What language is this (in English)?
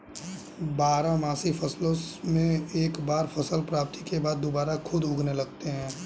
Hindi